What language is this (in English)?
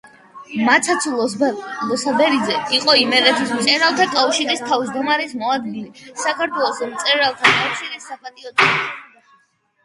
Georgian